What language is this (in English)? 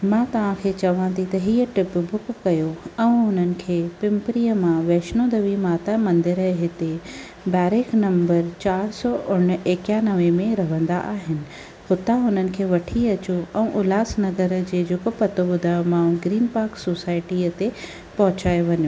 Sindhi